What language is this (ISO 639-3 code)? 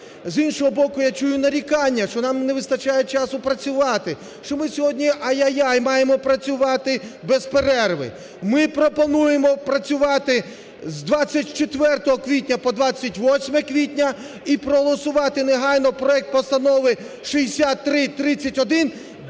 ukr